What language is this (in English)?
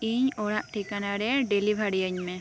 Santali